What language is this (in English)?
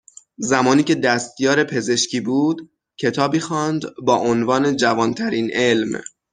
Persian